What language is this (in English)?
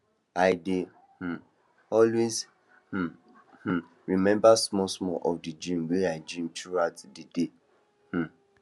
Nigerian Pidgin